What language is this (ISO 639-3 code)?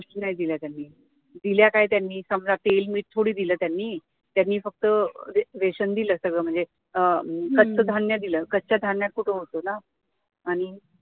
mar